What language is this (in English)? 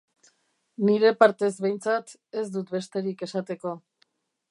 Basque